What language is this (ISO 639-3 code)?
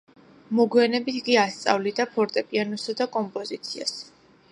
kat